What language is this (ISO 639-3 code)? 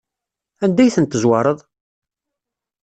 kab